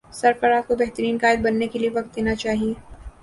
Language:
Urdu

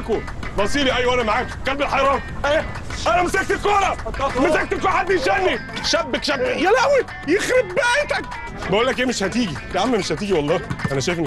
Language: Arabic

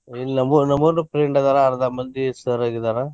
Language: Kannada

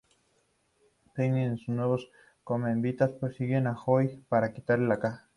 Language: Spanish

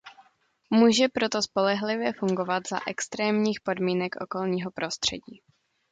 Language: Czech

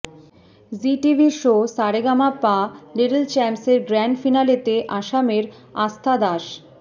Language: Bangla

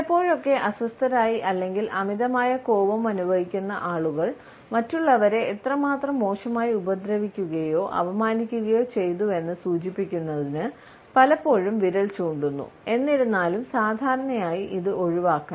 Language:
Malayalam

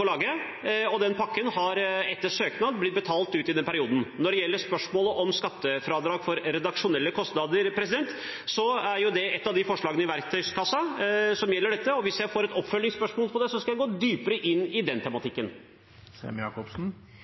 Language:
Norwegian Bokmål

